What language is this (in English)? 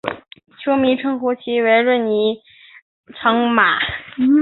Chinese